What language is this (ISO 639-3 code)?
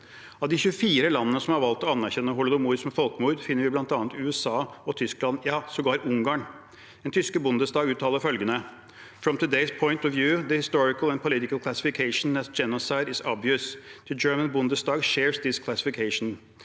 nor